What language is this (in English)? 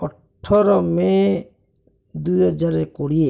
Odia